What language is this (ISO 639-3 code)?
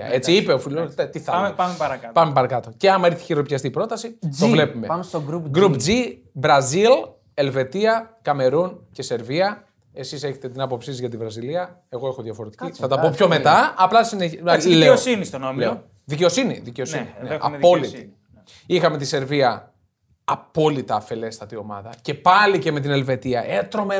ell